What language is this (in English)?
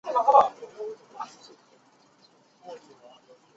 Chinese